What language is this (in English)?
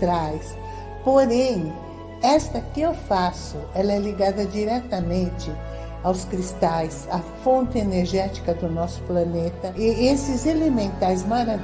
Portuguese